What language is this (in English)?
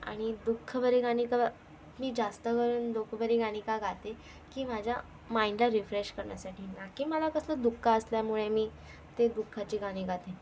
Marathi